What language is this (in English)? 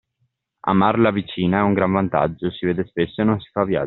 Italian